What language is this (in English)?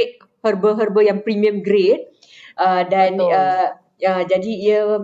Malay